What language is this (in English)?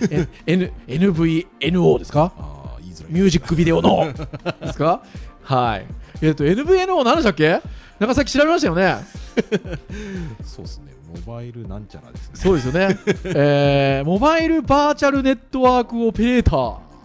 Japanese